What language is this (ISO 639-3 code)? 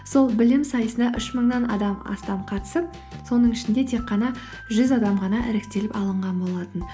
kaz